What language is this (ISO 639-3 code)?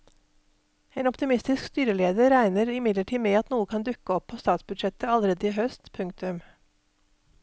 nor